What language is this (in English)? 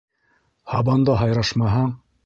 Bashkir